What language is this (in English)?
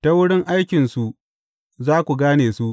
Hausa